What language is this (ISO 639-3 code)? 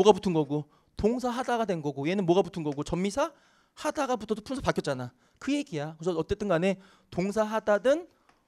kor